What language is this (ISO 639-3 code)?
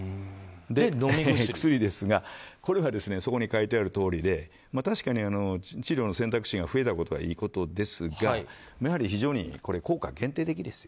jpn